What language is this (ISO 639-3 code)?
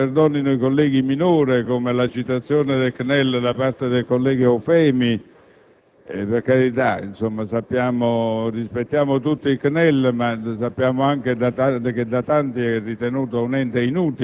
ita